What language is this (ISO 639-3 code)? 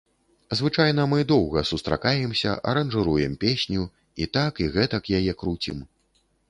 bel